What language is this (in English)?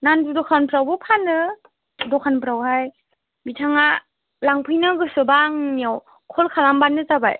Bodo